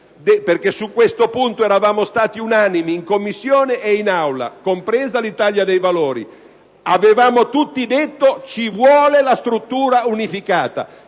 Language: Italian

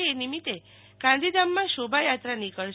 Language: Gujarati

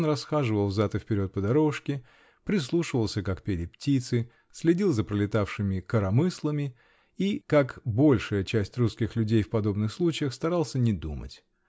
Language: Russian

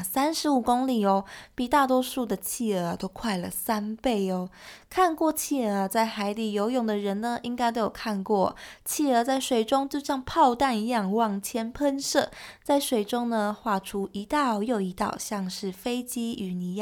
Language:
Chinese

